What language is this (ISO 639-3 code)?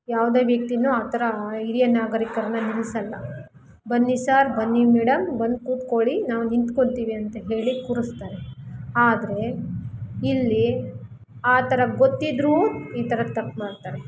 kan